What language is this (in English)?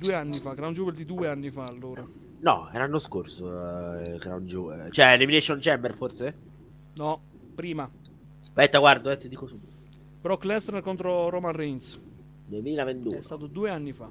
Italian